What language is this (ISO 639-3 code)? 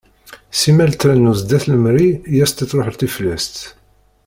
kab